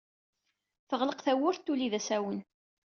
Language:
Kabyle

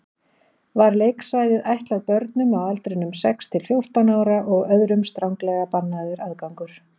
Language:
Icelandic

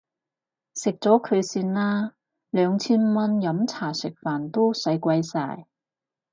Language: Cantonese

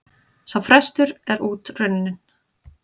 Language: Icelandic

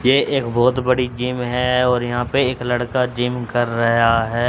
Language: Hindi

